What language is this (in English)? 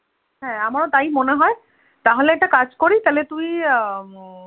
Bangla